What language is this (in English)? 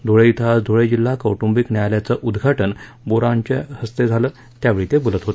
Marathi